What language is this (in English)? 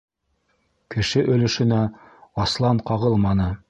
Bashkir